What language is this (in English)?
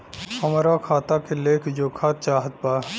Bhojpuri